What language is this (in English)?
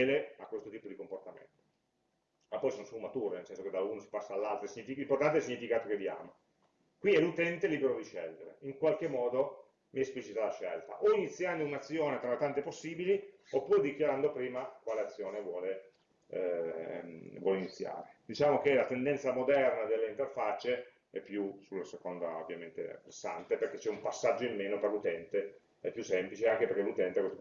Italian